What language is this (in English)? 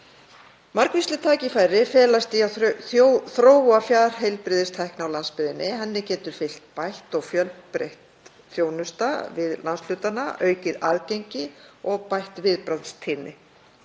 Icelandic